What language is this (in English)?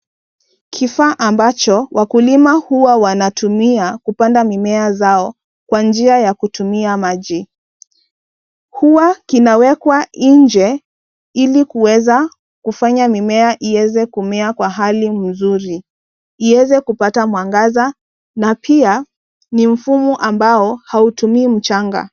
Swahili